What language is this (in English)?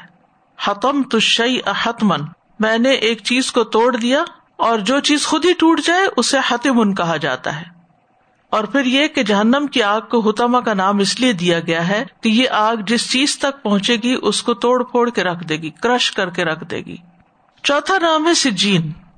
Urdu